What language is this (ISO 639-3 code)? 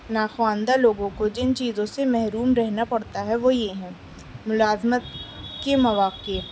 urd